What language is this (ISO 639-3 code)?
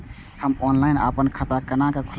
mai